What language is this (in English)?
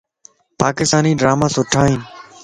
Lasi